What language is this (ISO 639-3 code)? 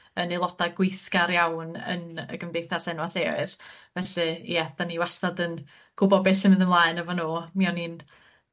cym